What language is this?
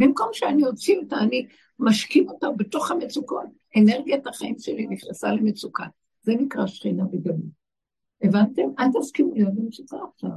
Hebrew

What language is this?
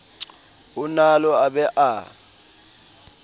Southern Sotho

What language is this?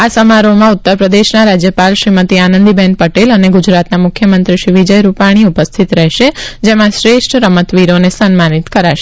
Gujarati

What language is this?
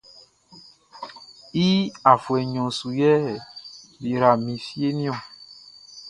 Baoulé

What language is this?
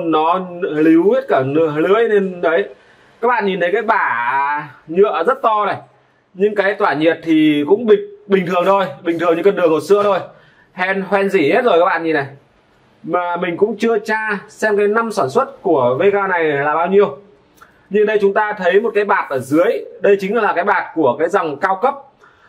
Vietnamese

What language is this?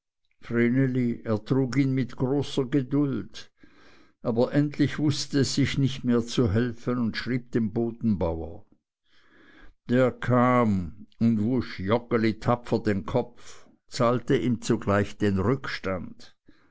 German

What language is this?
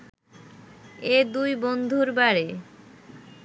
Bangla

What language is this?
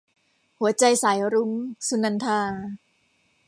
Thai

